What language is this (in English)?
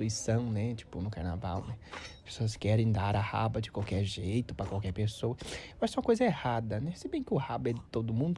Portuguese